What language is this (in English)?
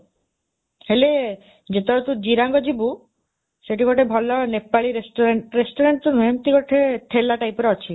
Odia